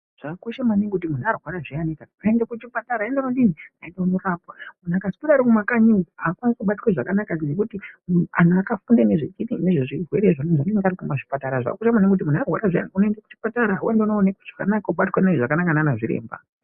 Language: Ndau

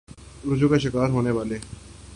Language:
Urdu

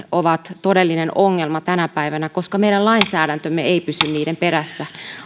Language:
Finnish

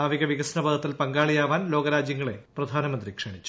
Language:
Malayalam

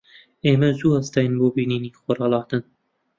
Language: Central Kurdish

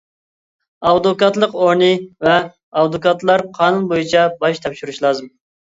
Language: Uyghur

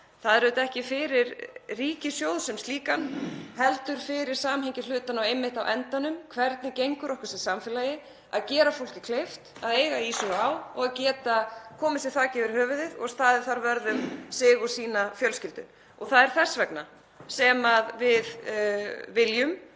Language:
Icelandic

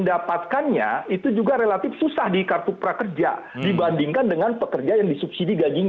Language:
Indonesian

